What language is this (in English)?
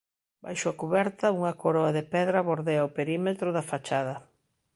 Galician